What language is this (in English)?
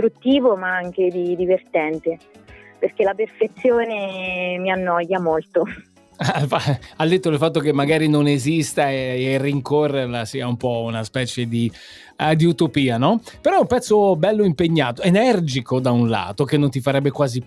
Italian